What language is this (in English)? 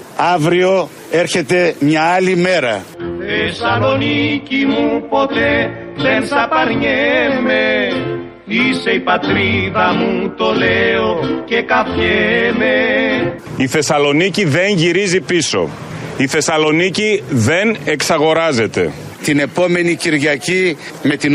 Greek